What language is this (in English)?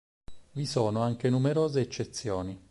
Italian